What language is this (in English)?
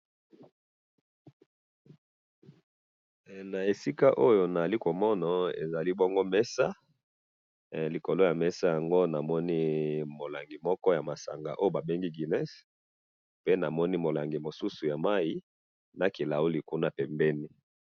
Lingala